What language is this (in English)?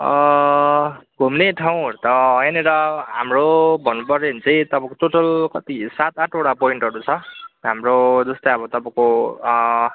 Nepali